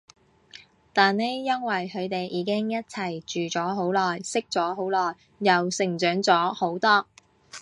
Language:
Cantonese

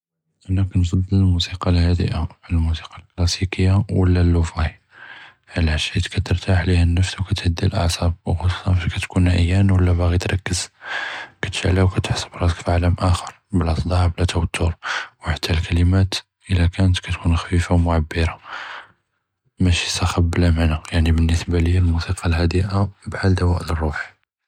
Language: Judeo-Arabic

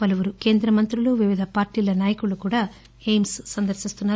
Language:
Telugu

